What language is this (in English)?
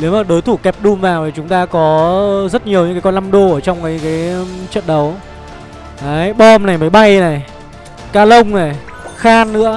Vietnamese